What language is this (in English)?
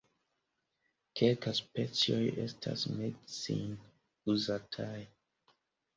Esperanto